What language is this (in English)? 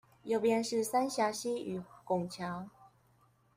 Chinese